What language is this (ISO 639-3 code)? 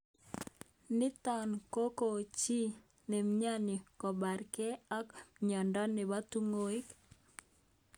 kln